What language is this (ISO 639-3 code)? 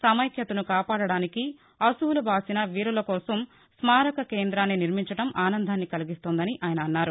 tel